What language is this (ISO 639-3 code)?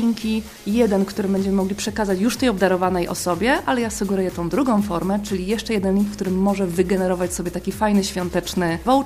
pol